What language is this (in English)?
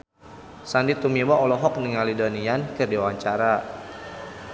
Sundanese